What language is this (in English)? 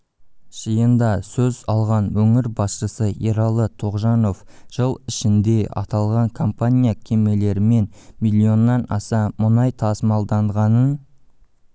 Kazakh